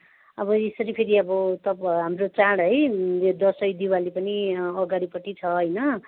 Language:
Nepali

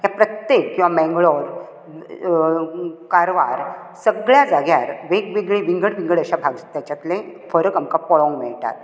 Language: Konkani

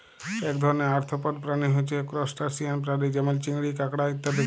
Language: Bangla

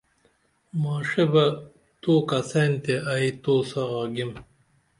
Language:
Dameli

